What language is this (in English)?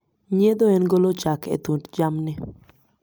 Luo (Kenya and Tanzania)